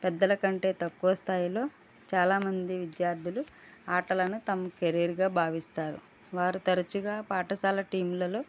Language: Telugu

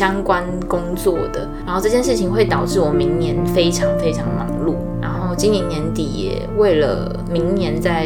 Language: Chinese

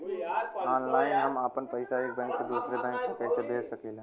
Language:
Bhojpuri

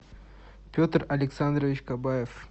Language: Russian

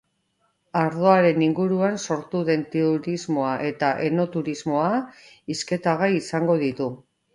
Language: Basque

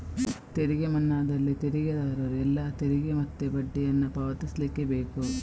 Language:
Kannada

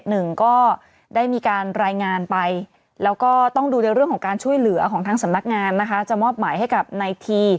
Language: Thai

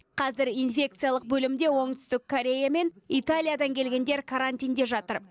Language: Kazakh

